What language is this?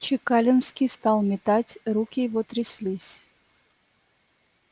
Russian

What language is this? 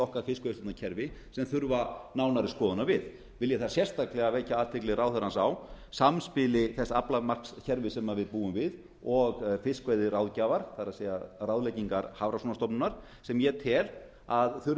Icelandic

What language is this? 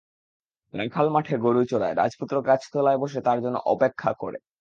Bangla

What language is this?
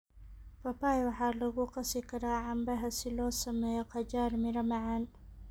Somali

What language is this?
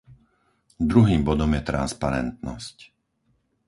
Slovak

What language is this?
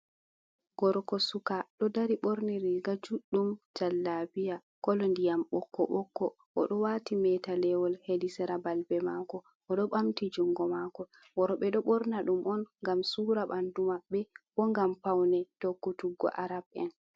Fula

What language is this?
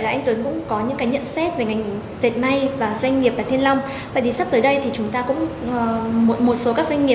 Vietnamese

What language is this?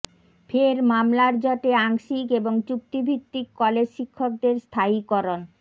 Bangla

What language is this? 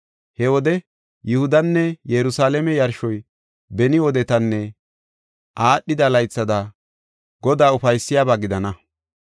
Gofa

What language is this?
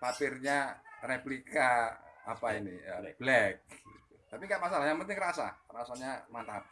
Indonesian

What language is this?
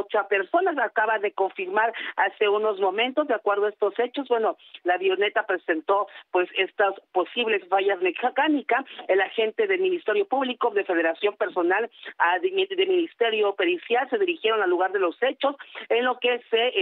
Spanish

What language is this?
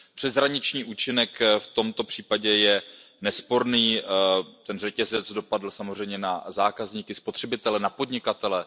Czech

